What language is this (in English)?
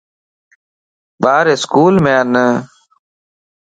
Lasi